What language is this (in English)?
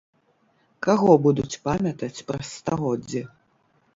Belarusian